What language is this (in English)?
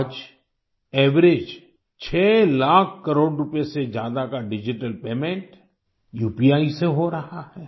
Hindi